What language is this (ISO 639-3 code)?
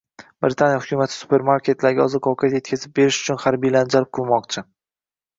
uzb